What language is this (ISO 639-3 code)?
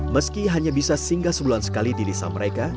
ind